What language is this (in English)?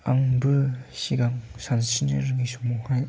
Bodo